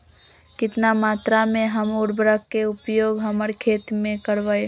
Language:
Magahi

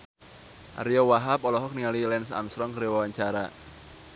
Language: Sundanese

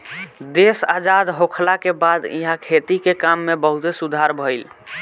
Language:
Bhojpuri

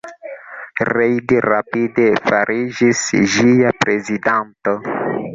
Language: Esperanto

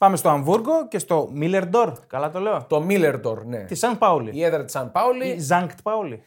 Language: Greek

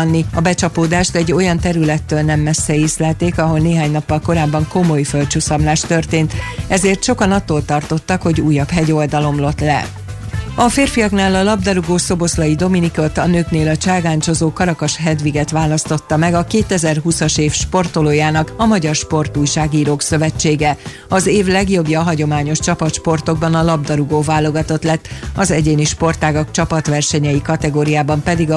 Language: Hungarian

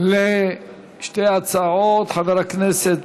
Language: Hebrew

